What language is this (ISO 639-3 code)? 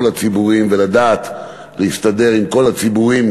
heb